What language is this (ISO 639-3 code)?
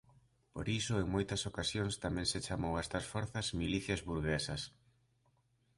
glg